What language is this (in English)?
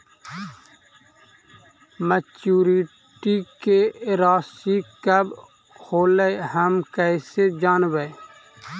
Magahi